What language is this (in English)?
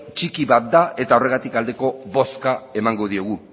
Basque